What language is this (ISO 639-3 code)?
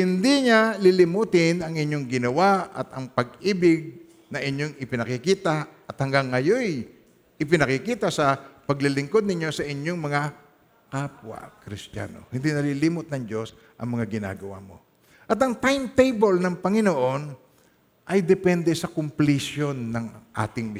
fil